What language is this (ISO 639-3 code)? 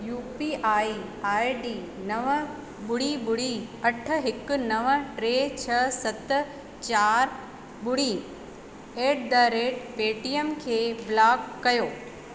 snd